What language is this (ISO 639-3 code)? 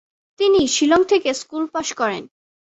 ben